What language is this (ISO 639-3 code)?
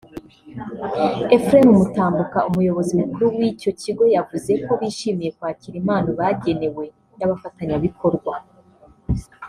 kin